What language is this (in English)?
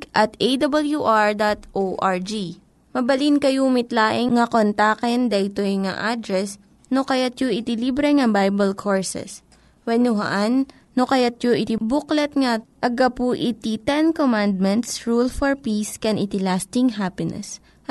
Filipino